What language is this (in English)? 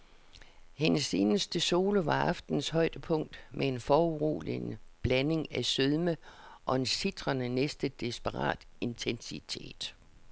Danish